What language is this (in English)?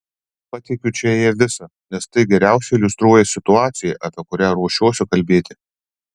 Lithuanian